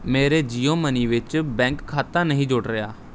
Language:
Punjabi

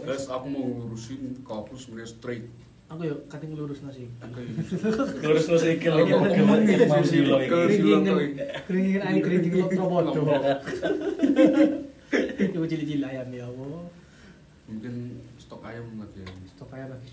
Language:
Indonesian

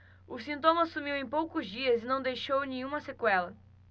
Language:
Portuguese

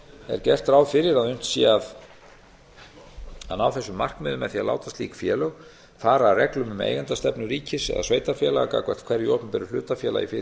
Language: Icelandic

